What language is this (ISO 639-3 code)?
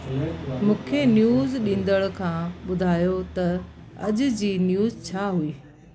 snd